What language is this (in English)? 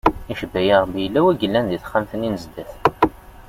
Kabyle